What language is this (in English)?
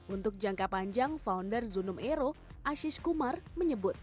Indonesian